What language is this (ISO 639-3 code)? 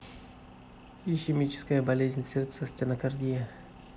rus